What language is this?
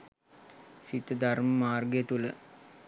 Sinhala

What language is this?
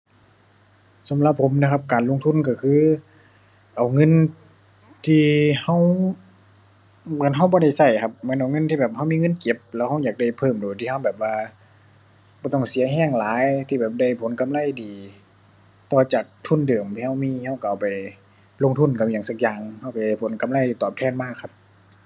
Thai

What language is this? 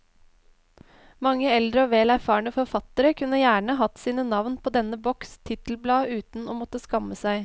Norwegian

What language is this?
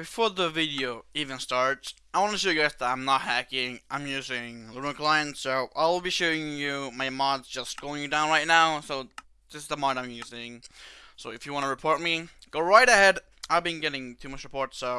English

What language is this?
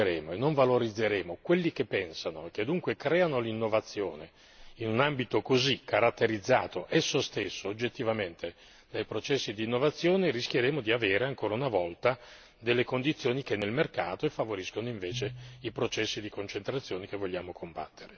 Italian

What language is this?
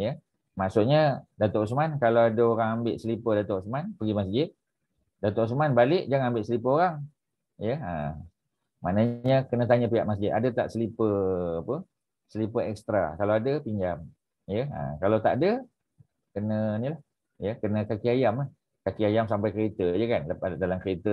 Malay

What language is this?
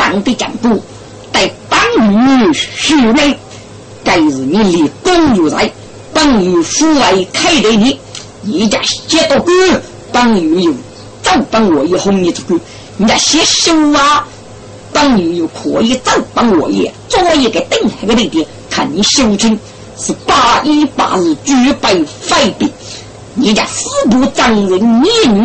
Chinese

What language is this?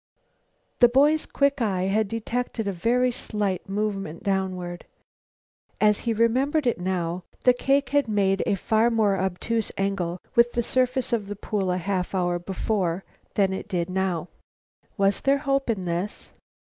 English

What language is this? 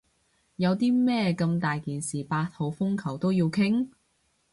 Cantonese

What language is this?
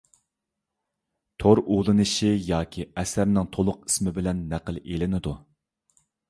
Uyghur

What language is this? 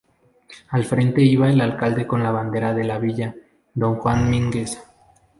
Spanish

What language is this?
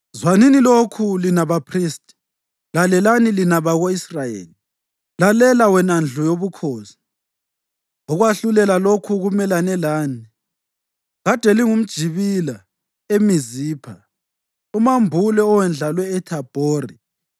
North Ndebele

